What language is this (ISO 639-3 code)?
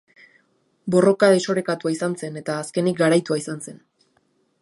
eus